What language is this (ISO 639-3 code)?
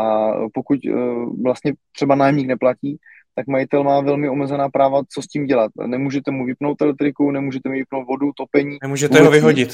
ces